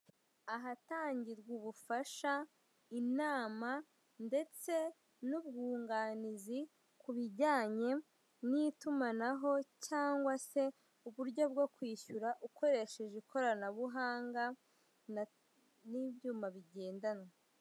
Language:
Kinyarwanda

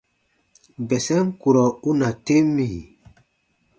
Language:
Baatonum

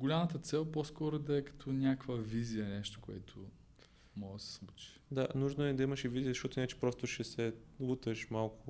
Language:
Bulgarian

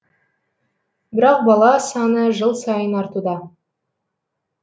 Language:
Kazakh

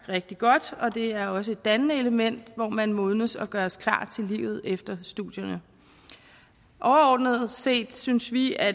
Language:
Danish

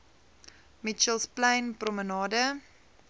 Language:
Afrikaans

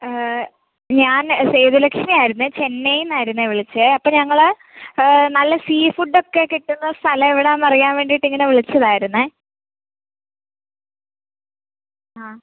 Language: Malayalam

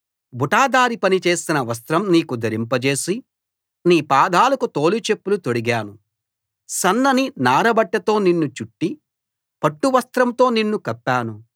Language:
Telugu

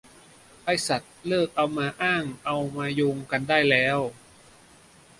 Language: Thai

